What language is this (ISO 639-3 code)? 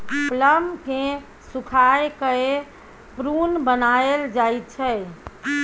mai